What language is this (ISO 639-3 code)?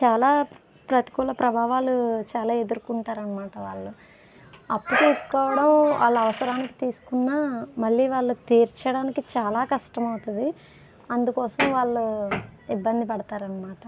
tel